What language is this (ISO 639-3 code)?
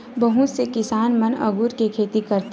hne